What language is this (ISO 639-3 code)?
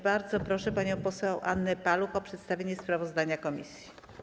pol